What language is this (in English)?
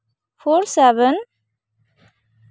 Santali